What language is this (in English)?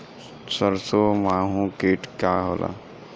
Bhojpuri